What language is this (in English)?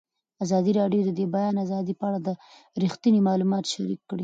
Pashto